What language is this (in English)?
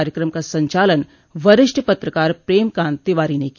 Hindi